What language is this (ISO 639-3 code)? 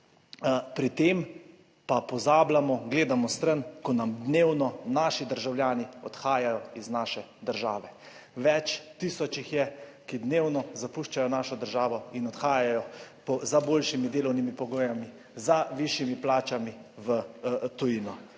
slv